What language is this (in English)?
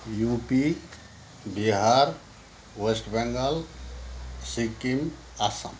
Nepali